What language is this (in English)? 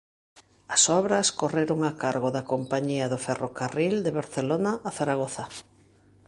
Galician